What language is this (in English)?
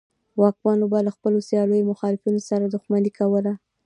Pashto